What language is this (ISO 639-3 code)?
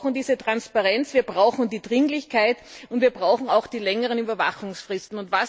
deu